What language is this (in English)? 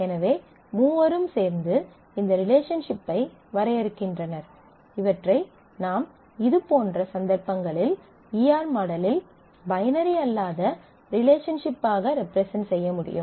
Tamil